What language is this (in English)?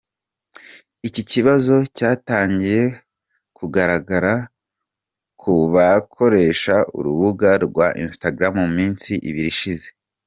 Kinyarwanda